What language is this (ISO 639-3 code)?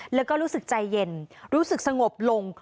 tha